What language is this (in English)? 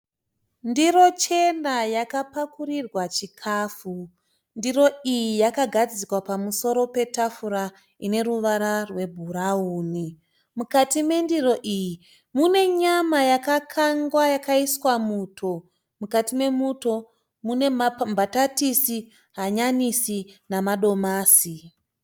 Shona